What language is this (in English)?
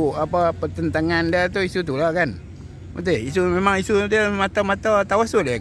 Malay